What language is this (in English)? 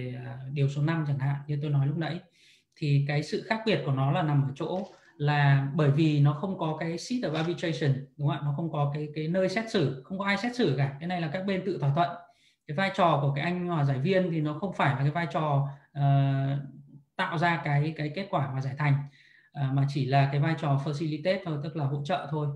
Vietnamese